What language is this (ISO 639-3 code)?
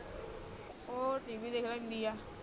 pan